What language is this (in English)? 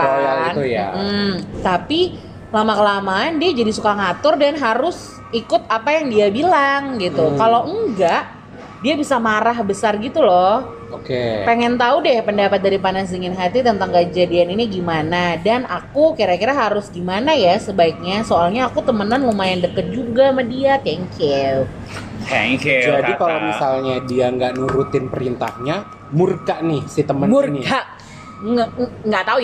Indonesian